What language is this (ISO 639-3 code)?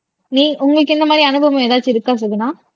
tam